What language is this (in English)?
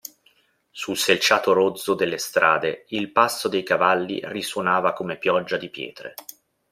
Italian